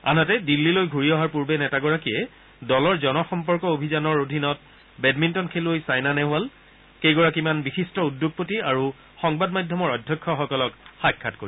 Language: Assamese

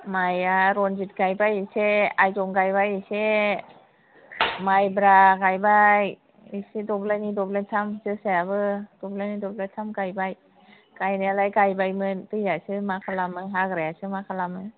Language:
Bodo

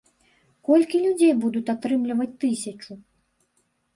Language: Belarusian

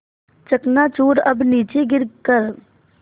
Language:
Hindi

